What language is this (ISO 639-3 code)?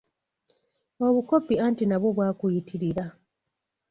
lug